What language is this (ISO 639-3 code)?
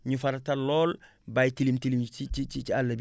wol